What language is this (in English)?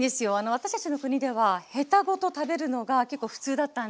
Japanese